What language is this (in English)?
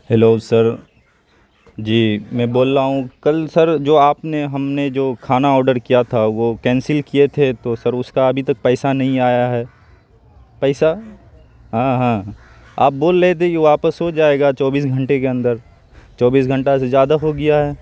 Urdu